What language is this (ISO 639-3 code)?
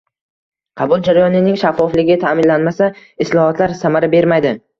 uzb